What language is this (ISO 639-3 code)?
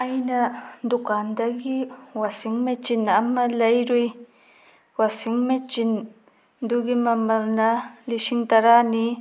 mni